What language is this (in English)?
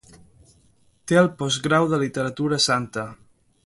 Catalan